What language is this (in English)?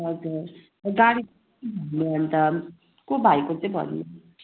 Nepali